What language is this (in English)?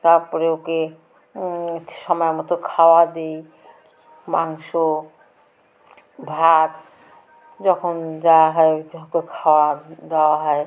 Bangla